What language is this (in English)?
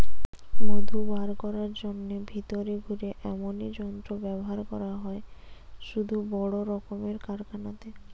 Bangla